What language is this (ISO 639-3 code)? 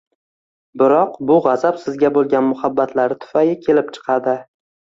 uzb